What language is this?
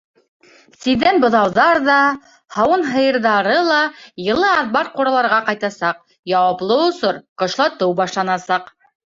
Bashkir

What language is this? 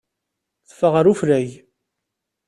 Kabyle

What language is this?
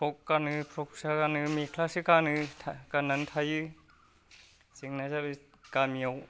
Bodo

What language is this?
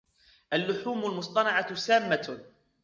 Arabic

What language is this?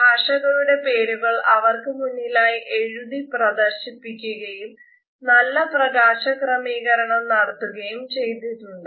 Malayalam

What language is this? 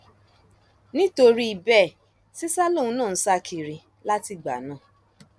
Yoruba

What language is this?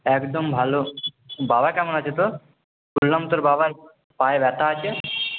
Bangla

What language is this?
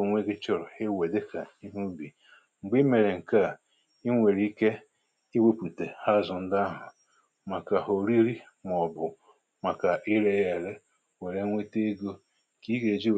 Igbo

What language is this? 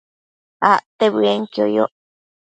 Matsés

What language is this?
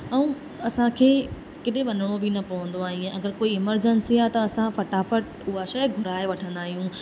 Sindhi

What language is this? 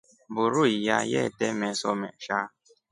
Rombo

